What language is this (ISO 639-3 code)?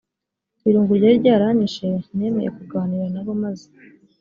kin